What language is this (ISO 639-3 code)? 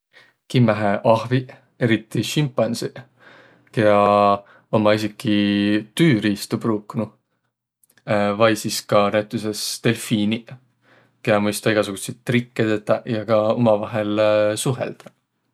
vro